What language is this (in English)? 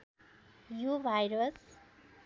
Nepali